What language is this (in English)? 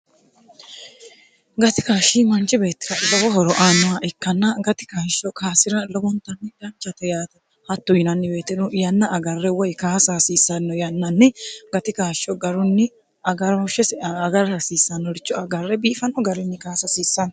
Sidamo